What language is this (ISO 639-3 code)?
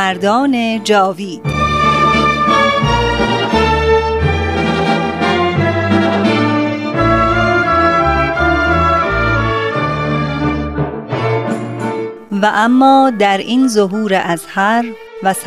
fas